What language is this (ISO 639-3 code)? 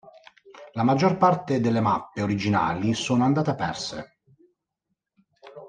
ita